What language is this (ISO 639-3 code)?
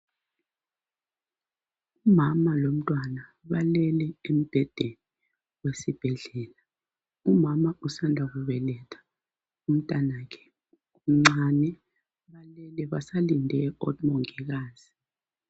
nde